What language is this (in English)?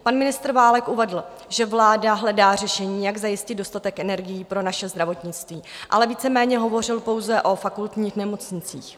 Czech